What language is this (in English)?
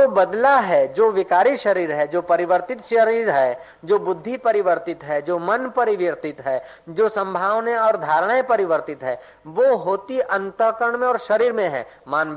Hindi